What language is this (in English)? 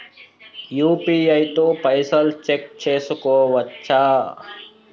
Telugu